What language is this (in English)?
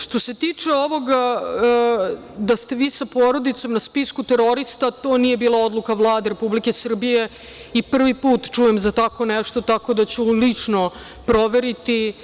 Serbian